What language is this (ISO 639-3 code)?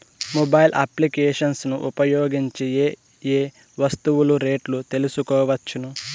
tel